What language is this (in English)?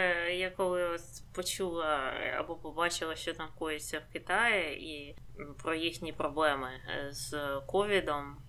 Ukrainian